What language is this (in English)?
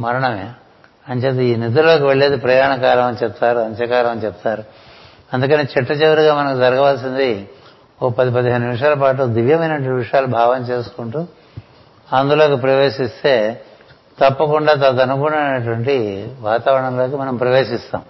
Telugu